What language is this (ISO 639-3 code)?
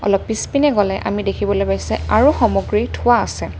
asm